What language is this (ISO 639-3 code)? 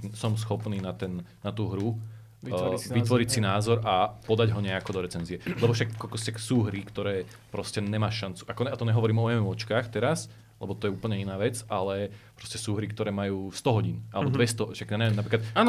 slk